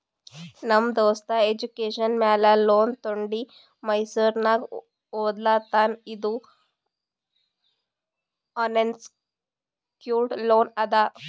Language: Kannada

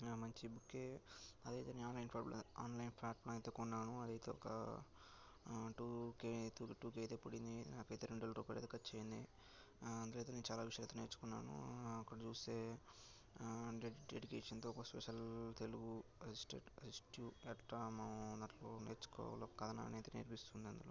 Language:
Telugu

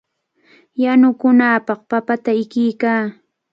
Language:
Cajatambo North Lima Quechua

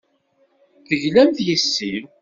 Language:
Kabyle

